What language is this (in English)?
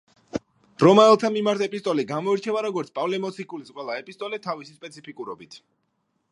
Georgian